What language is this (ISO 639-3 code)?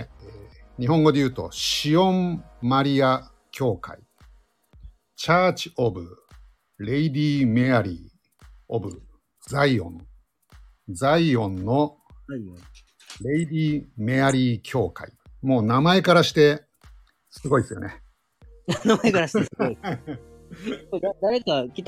jpn